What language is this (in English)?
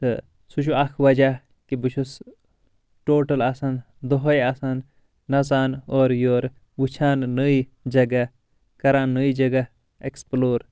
Kashmiri